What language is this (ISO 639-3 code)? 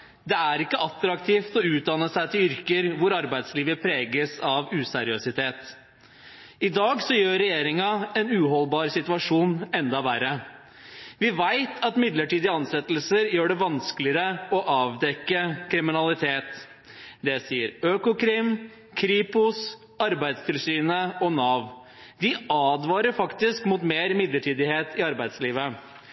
nob